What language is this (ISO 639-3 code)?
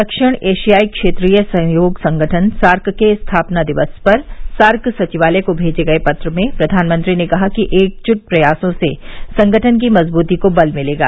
hin